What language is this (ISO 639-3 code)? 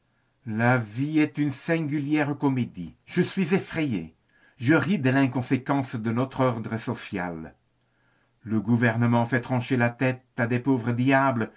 fra